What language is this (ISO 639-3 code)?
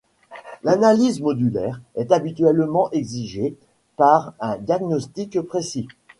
fra